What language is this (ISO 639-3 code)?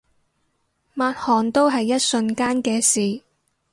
yue